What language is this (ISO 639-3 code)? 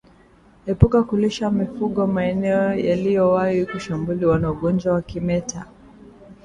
swa